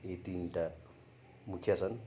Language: Nepali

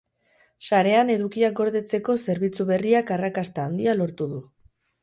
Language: Basque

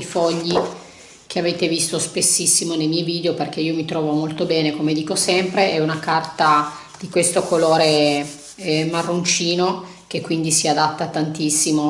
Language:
Italian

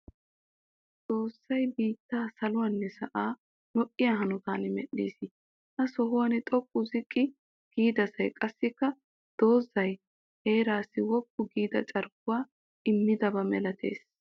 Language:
Wolaytta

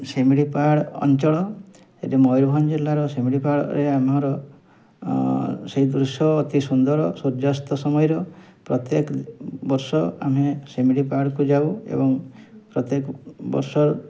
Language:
Odia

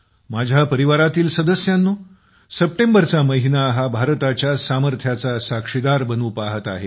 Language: Marathi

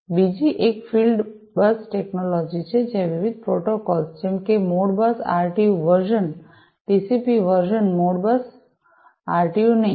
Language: Gujarati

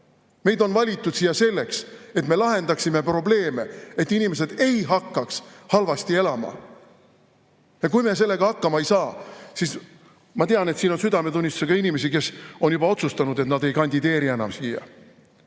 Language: Estonian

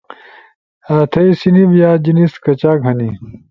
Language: Ushojo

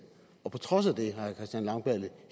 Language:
Danish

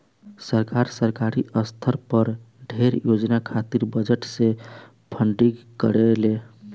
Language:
Bhojpuri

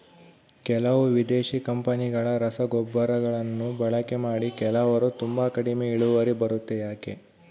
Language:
Kannada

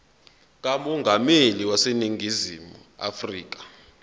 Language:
Zulu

